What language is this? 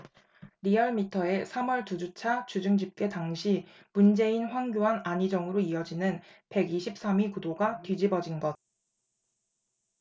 Korean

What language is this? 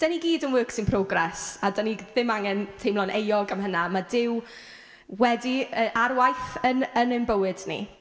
Welsh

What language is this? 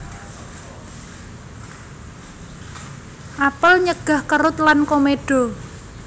Javanese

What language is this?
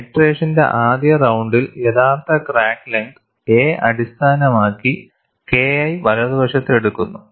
Malayalam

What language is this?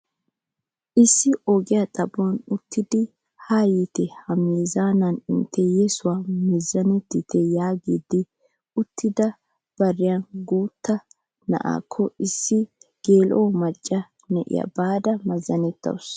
Wolaytta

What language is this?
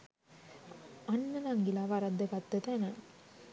Sinhala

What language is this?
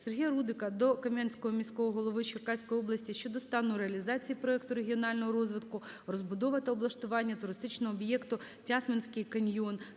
Ukrainian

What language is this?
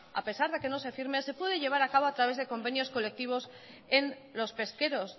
Spanish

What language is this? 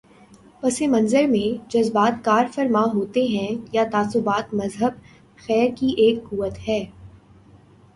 Urdu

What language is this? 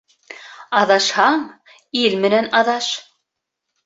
Bashkir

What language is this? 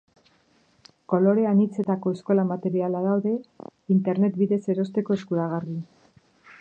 Basque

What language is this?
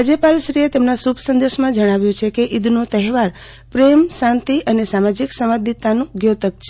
Gujarati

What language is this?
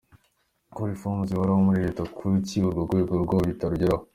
Kinyarwanda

